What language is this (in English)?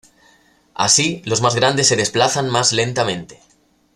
Spanish